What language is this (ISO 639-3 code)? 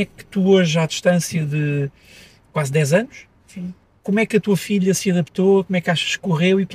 por